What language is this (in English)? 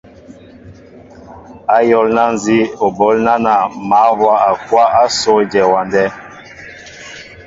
Mbo (Cameroon)